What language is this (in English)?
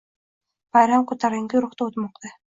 Uzbek